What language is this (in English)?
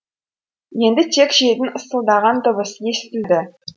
Kazakh